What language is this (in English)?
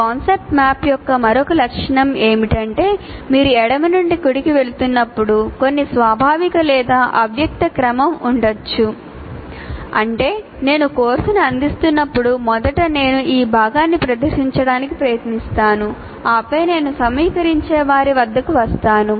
Telugu